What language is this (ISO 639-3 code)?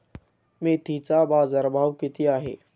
mar